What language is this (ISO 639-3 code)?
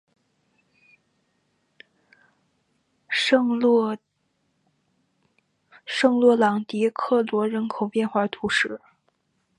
zho